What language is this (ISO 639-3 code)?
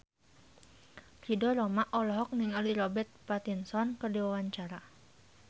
sun